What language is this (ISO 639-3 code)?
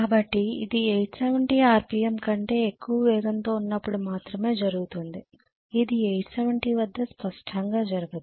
tel